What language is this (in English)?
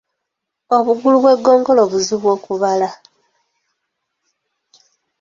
Ganda